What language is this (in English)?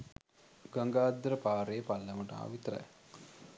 Sinhala